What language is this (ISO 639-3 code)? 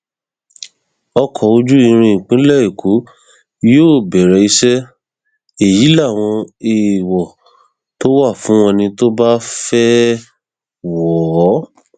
yor